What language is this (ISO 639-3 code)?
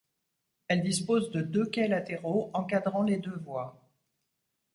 fra